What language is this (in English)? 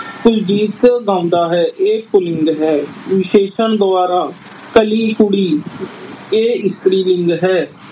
Punjabi